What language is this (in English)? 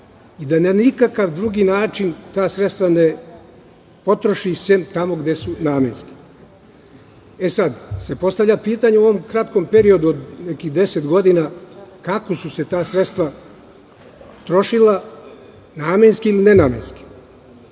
Serbian